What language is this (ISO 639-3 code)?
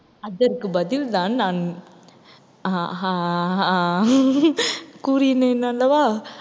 tam